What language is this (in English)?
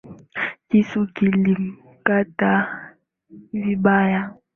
Swahili